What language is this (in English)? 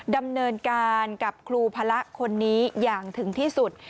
Thai